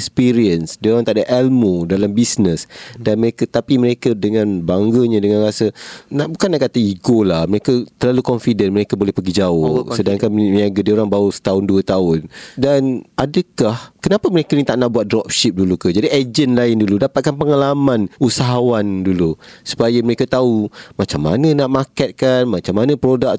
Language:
Malay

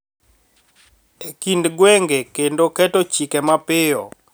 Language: Luo (Kenya and Tanzania)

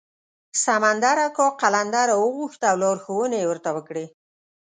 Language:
Pashto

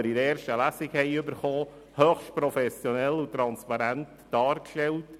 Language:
Swiss German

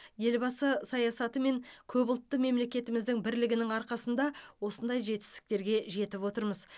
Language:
Kazakh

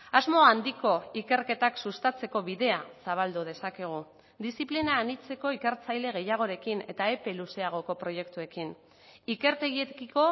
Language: Basque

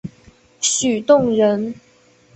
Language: Chinese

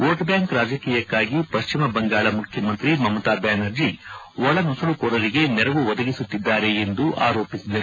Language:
Kannada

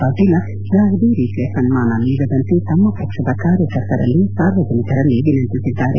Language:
Kannada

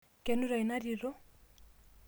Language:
Masai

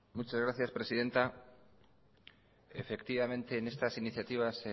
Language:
Spanish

